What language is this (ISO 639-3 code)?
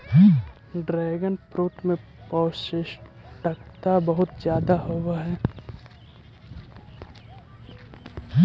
mag